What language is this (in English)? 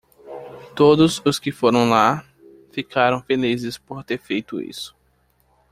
Portuguese